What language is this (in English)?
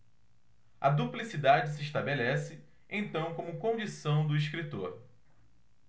Portuguese